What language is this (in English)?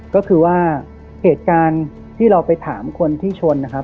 Thai